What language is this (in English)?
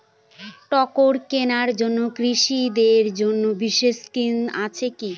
Bangla